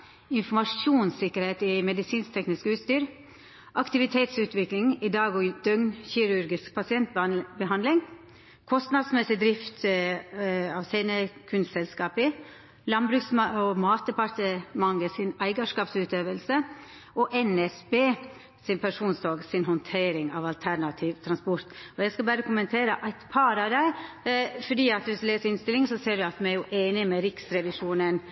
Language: Norwegian Nynorsk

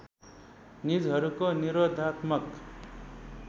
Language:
Nepali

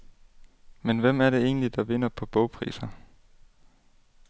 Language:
Danish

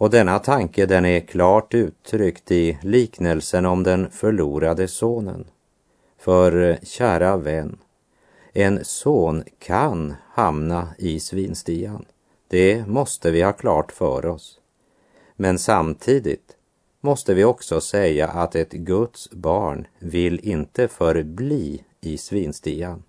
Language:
Swedish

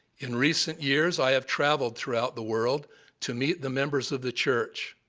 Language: English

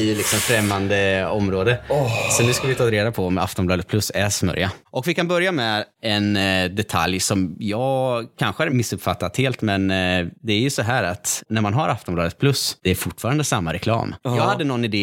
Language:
Swedish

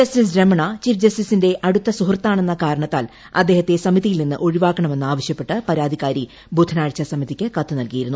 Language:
Malayalam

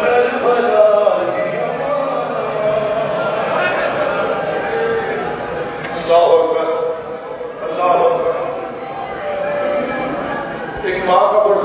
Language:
Arabic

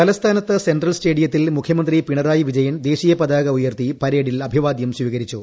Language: Malayalam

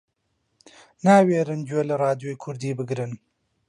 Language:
Central Kurdish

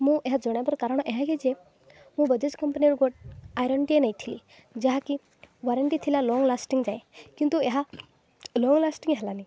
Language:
Odia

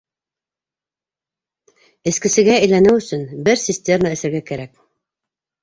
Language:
Bashkir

